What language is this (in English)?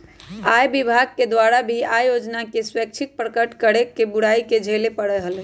Magahi